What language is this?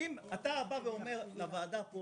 Hebrew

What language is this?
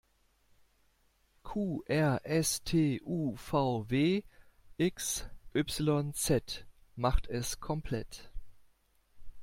German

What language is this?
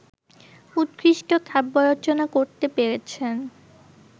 Bangla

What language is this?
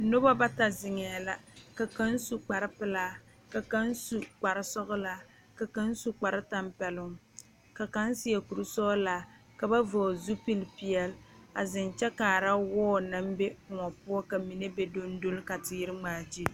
Southern Dagaare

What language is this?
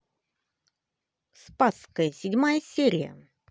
Russian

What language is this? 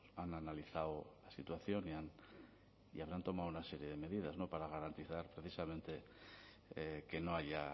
Spanish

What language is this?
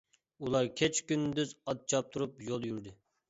Uyghur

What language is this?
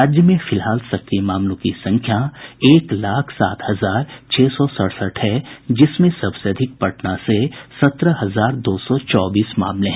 Hindi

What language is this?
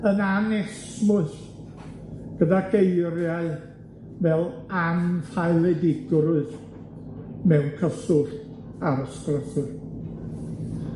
Welsh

